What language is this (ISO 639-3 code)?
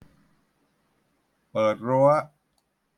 tha